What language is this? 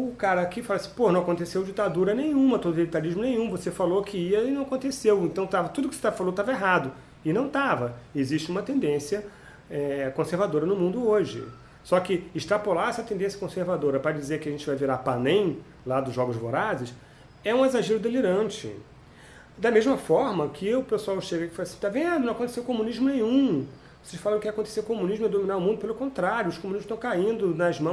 Portuguese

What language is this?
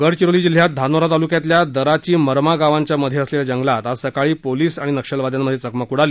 Marathi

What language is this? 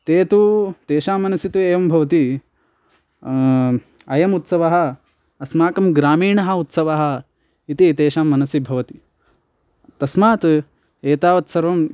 Sanskrit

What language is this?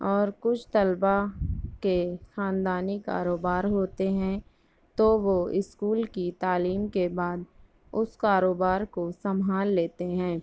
Urdu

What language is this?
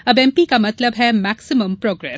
Hindi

